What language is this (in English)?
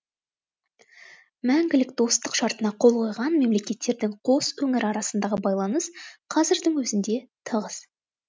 Kazakh